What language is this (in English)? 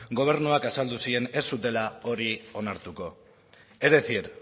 Basque